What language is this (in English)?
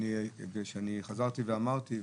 Hebrew